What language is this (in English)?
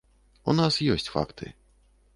Belarusian